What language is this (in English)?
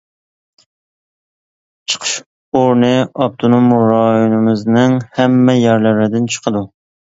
Uyghur